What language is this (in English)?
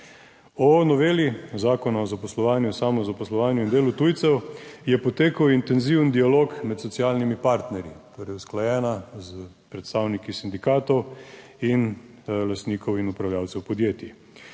Slovenian